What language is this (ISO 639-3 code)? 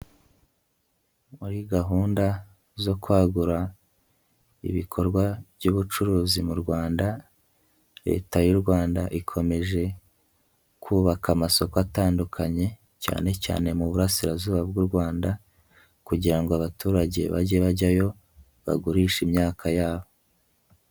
kin